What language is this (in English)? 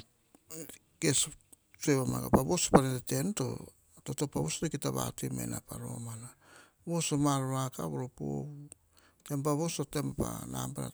Hahon